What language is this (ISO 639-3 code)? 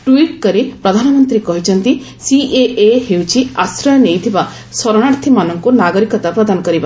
ori